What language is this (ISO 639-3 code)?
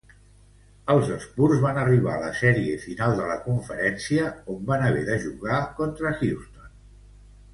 cat